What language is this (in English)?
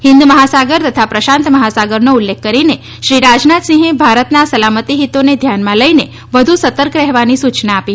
Gujarati